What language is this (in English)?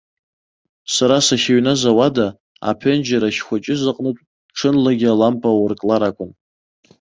Abkhazian